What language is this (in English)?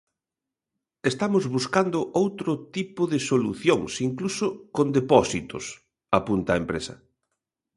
Galician